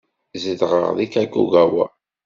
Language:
Kabyle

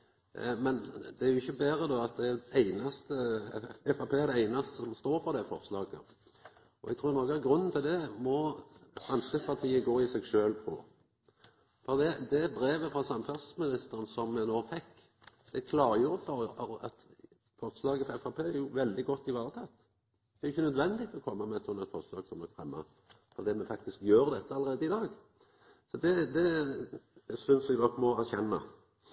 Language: Norwegian Nynorsk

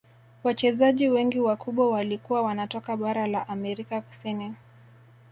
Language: Swahili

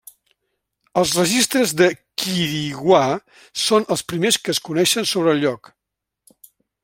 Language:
Catalan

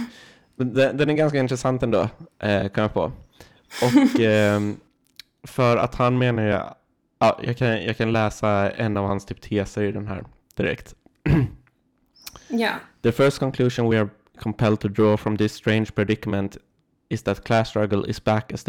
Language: Swedish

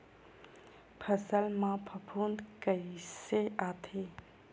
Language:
Chhattisgarhi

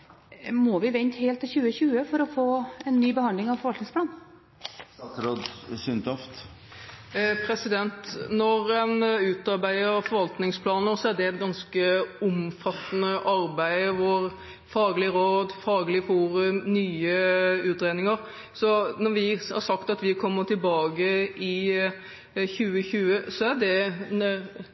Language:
Norwegian Bokmål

